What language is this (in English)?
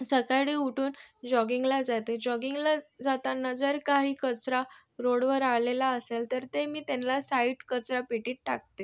Marathi